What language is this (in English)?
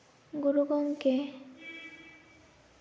Santali